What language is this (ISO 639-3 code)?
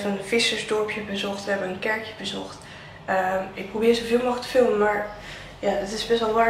nld